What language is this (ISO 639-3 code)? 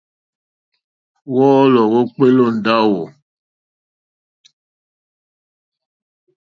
bri